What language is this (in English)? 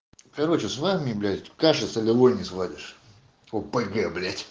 Russian